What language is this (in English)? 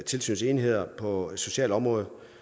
Danish